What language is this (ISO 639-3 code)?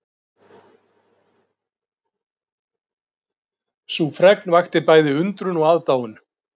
isl